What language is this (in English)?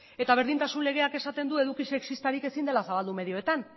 Basque